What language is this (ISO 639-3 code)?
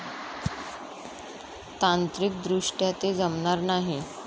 mar